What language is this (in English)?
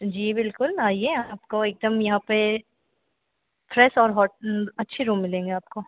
Hindi